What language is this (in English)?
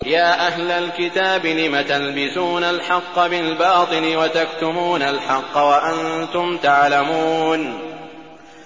Arabic